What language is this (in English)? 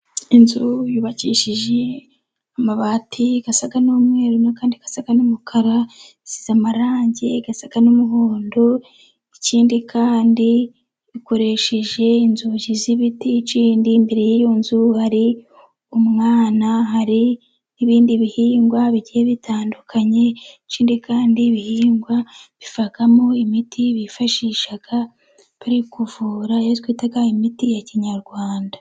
Kinyarwanda